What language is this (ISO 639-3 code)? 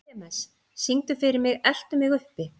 isl